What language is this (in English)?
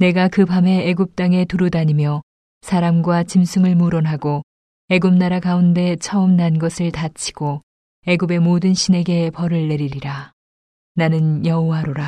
Korean